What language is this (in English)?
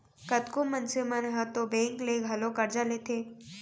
Chhattisgarhi